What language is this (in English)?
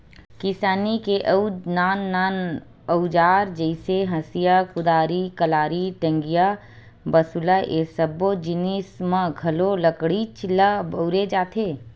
Chhattisgarhi